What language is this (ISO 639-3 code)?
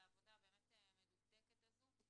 heb